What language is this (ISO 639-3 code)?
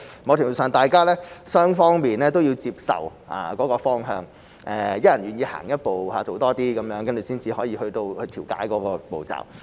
yue